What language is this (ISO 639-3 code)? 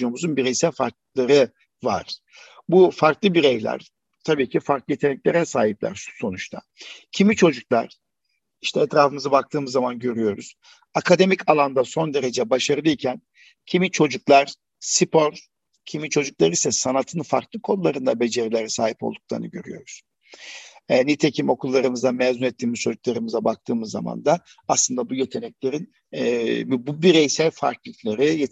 tur